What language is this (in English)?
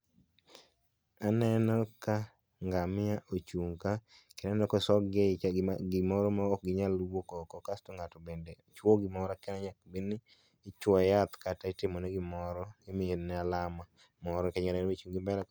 Luo (Kenya and Tanzania)